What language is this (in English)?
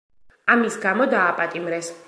Georgian